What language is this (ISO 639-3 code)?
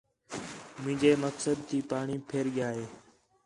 xhe